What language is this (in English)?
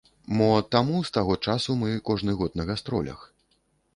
Belarusian